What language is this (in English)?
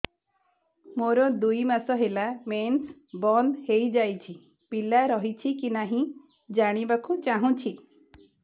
Odia